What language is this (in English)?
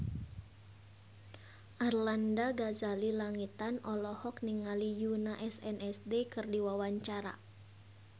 Sundanese